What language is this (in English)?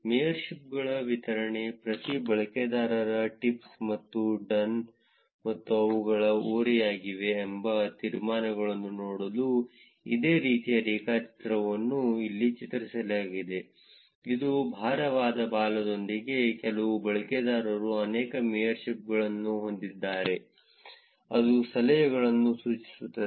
Kannada